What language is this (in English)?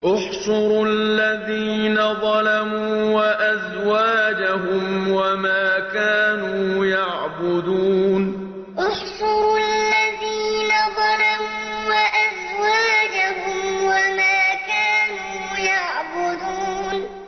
Arabic